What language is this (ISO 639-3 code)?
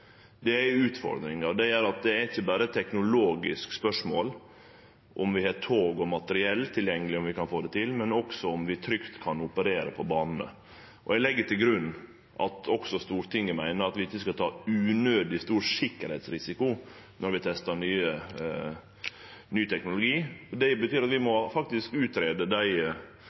nno